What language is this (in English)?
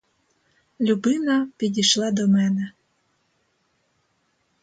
Ukrainian